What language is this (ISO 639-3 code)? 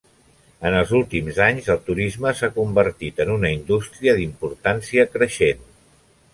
cat